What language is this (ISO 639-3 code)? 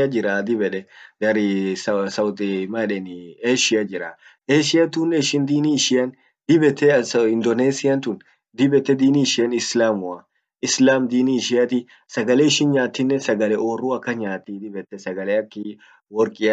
orc